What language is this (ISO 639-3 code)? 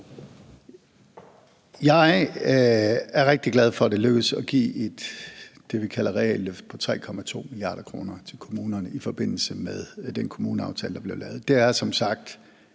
dan